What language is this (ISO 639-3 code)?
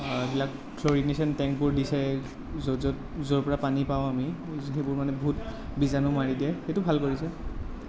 asm